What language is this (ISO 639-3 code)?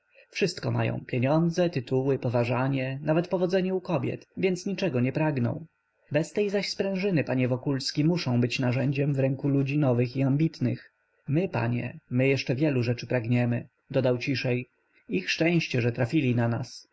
pol